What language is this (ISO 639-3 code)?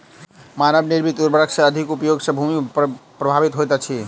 mai